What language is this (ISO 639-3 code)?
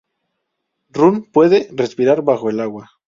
spa